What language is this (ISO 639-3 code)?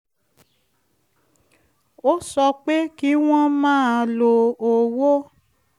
yor